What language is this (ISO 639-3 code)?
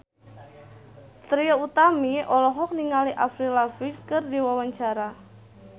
sun